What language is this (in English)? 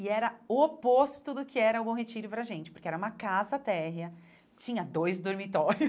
Portuguese